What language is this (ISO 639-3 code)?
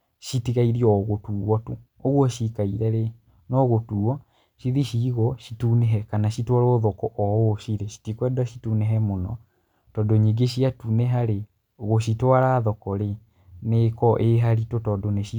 kik